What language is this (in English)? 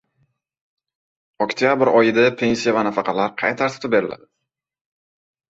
Uzbek